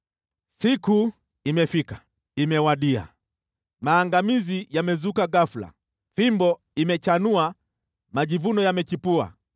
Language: Swahili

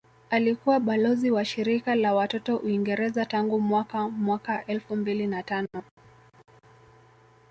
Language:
Swahili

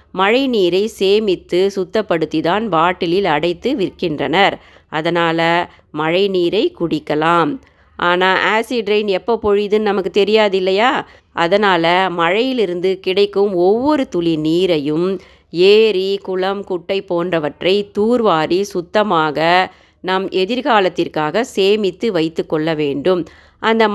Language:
Tamil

